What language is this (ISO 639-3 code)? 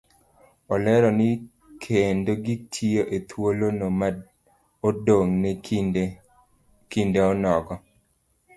luo